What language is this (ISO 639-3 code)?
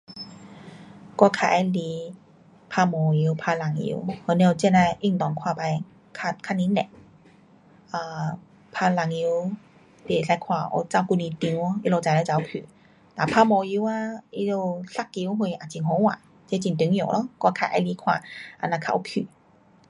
cpx